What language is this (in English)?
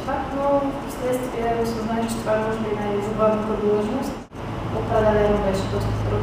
Bulgarian